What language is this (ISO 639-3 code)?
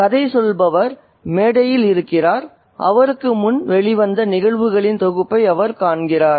tam